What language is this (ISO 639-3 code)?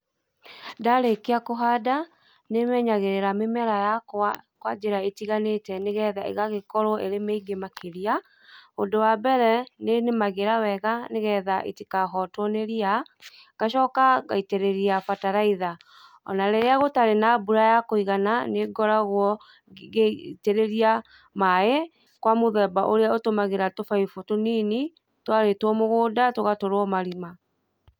kik